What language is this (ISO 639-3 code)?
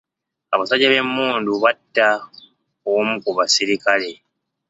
lug